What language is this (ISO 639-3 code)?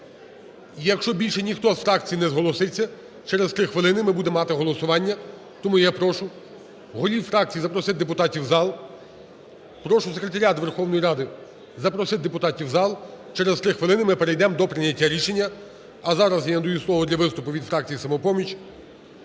ukr